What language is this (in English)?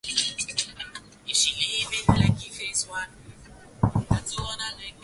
Swahili